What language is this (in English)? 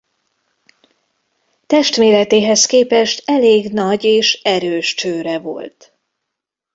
Hungarian